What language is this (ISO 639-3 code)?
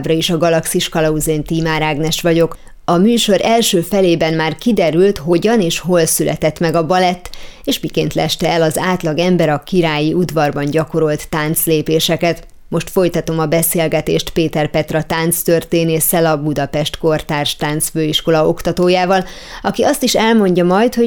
hun